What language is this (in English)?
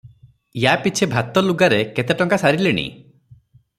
Odia